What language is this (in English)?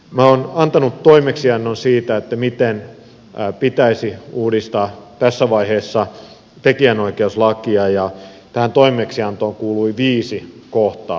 Finnish